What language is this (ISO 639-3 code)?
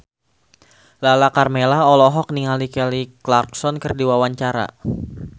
sun